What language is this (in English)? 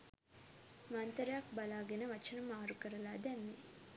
Sinhala